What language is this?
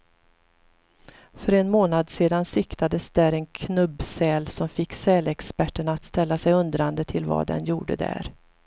Swedish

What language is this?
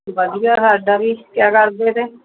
Punjabi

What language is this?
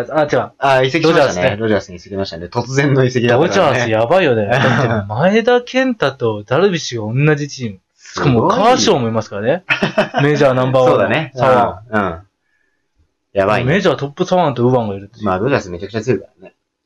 Japanese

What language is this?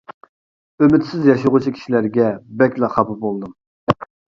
Uyghur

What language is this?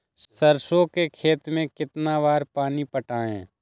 Magahi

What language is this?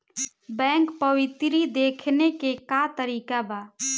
Bhojpuri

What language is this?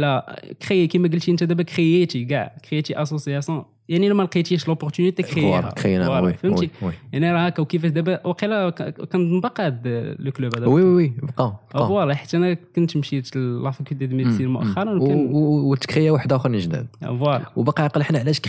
Arabic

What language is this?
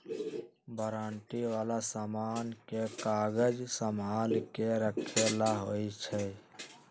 Magahi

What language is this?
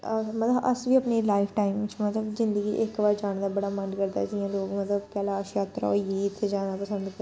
Dogri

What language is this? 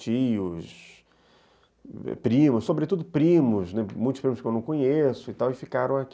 Portuguese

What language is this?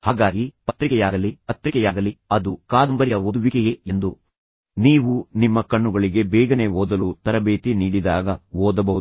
Kannada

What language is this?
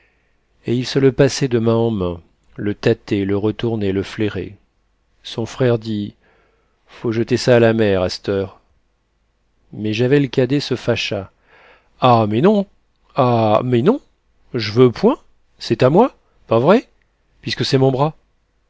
French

